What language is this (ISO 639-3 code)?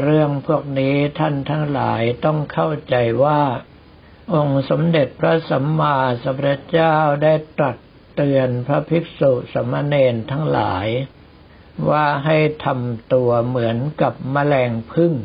tha